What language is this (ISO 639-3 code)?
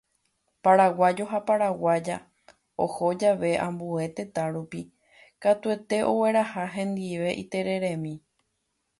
grn